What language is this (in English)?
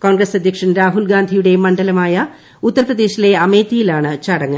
Malayalam